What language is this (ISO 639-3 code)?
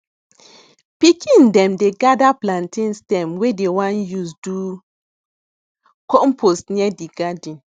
pcm